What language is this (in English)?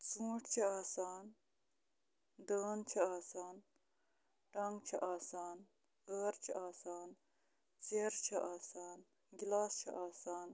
Kashmiri